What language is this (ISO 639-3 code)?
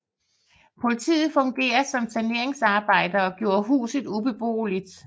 dan